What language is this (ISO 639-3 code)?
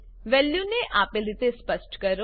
guj